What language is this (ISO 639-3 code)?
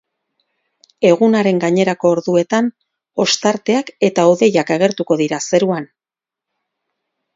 eus